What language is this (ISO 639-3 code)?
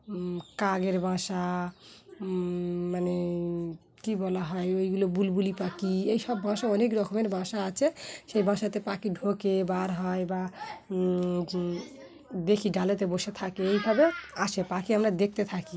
ben